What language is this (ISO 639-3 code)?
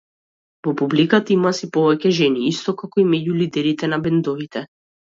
mkd